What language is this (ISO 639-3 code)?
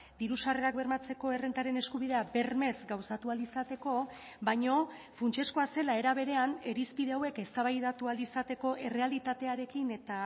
eus